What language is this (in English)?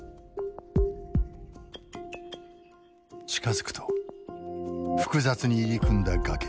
Japanese